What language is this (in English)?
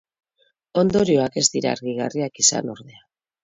Basque